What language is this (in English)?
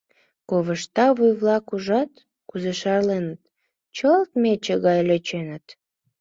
Mari